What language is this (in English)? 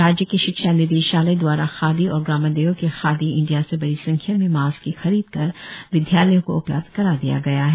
Hindi